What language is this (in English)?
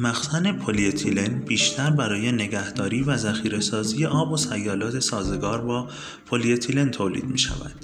Persian